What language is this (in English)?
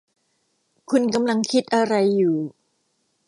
Thai